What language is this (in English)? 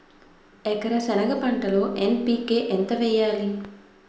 Telugu